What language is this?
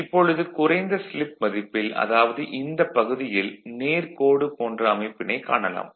Tamil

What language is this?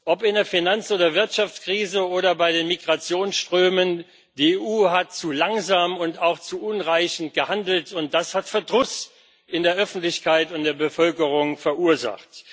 German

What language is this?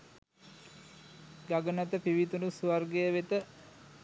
Sinhala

